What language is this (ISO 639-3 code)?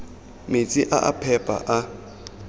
tsn